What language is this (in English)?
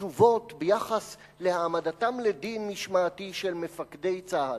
Hebrew